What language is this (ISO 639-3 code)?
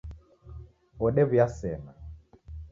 dav